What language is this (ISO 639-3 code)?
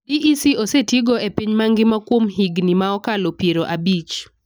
luo